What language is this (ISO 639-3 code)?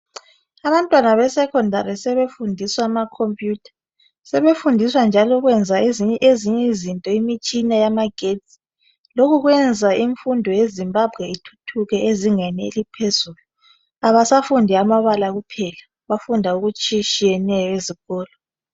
nde